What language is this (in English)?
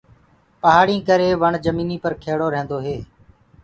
Gurgula